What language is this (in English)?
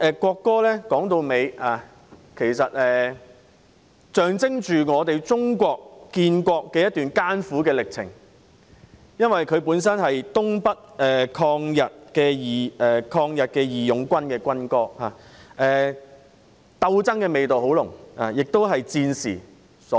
Cantonese